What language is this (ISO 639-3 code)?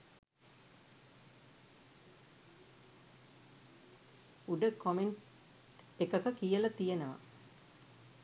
sin